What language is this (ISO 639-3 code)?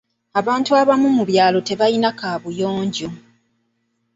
lug